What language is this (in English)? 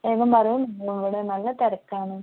Malayalam